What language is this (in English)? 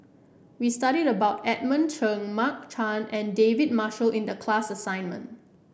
English